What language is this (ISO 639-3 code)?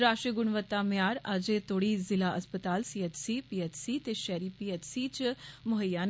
doi